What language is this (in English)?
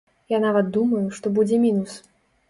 Belarusian